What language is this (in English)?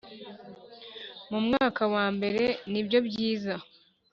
Kinyarwanda